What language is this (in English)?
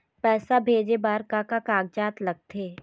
Chhattisgarhi